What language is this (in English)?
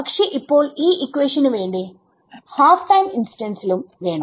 Malayalam